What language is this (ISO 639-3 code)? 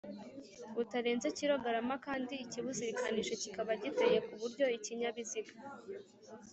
kin